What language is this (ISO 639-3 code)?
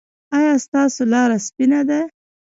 pus